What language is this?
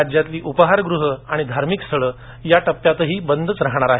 Marathi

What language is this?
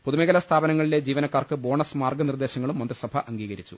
Malayalam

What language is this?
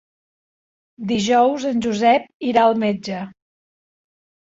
Catalan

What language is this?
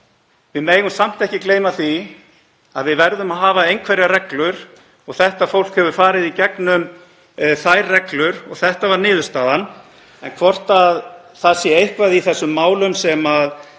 Icelandic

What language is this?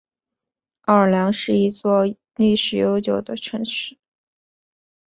Chinese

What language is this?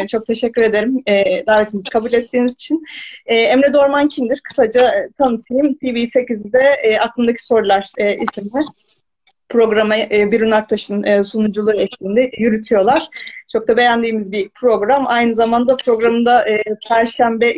Turkish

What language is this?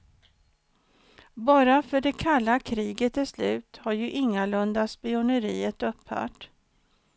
Swedish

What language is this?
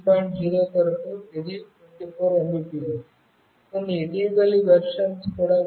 Telugu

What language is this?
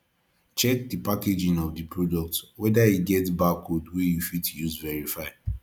Nigerian Pidgin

